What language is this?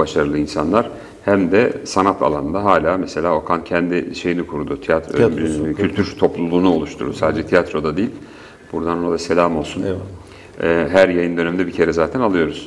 Turkish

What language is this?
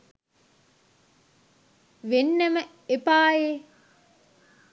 Sinhala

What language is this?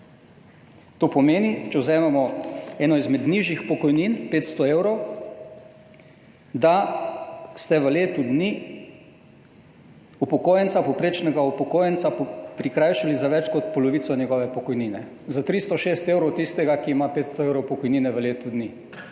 Slovenian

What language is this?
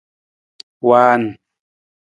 Nawdm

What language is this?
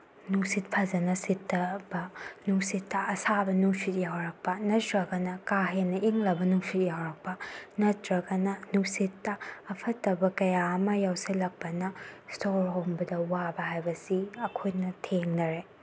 Manipuri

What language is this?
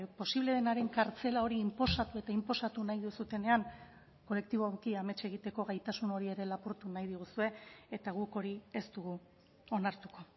Basque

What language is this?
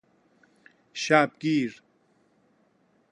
Persian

